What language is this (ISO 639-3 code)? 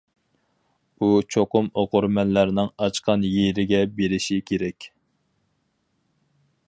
uig